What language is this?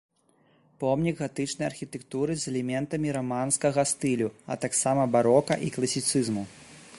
Belarusian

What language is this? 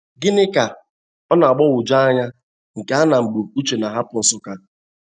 Igbo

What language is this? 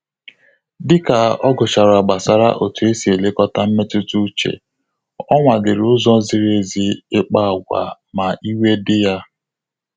Igbo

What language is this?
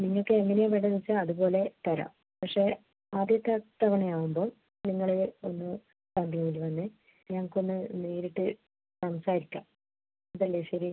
Malayalam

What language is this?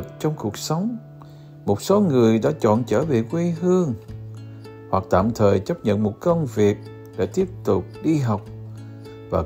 Vietnamese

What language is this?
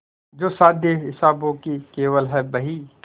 Hindi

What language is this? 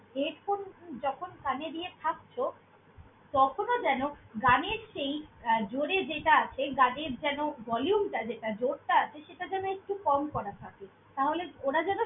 Bangla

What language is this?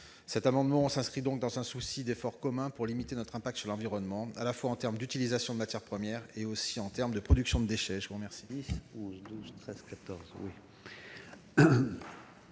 French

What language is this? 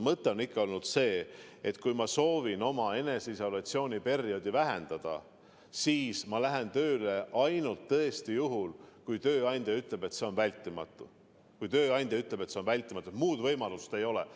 Estonian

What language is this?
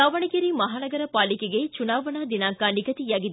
Kannada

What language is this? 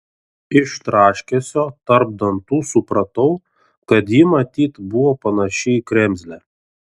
Lithuanian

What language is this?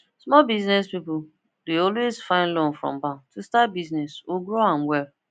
Nigerian Pidgin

